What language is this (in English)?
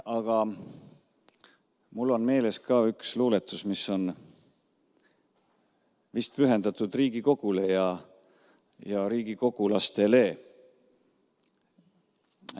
Estonian